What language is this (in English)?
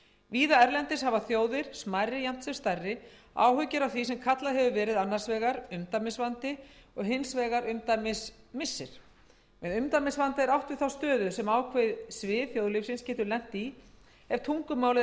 Icelandic